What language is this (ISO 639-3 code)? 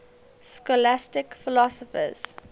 eng